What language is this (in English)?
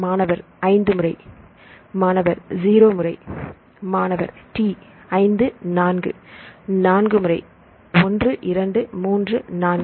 Tamil